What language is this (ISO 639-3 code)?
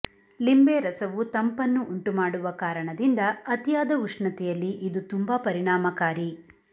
kan